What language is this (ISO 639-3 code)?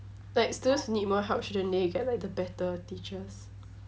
eng